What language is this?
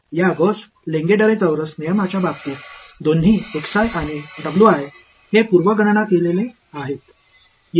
Tamil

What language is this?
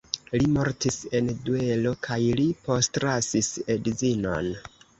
Esperanto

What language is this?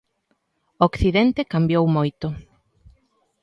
Galician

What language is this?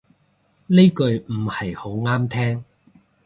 Cantonese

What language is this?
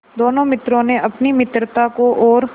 Hindi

